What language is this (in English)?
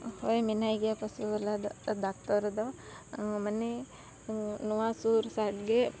Santali